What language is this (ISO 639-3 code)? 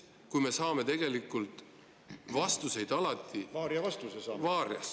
est